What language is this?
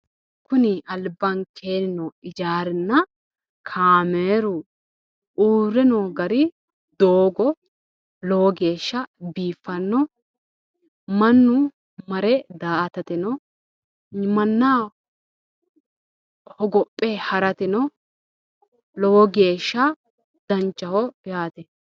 Sidamo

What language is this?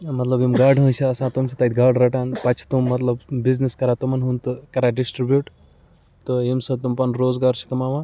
Kashmiri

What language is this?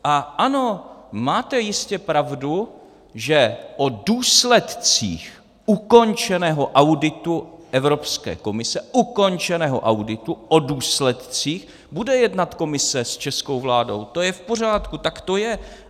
Czech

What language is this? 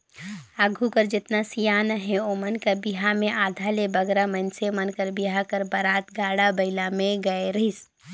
Chhattisgarhi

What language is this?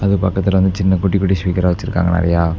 Tamil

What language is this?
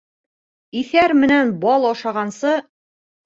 Bashkir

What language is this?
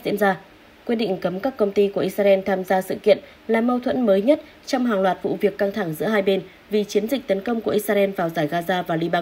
Vietnamese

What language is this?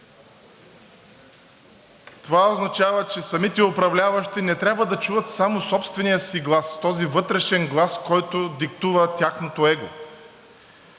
Bulgarian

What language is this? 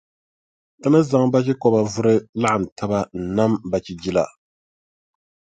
Dagbani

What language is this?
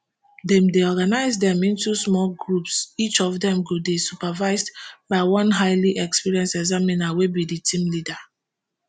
Nigerian Pidgin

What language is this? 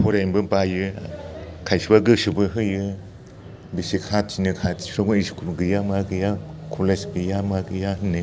Bodo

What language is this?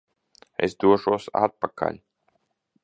Latvian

